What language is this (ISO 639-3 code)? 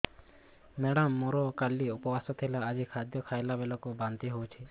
ori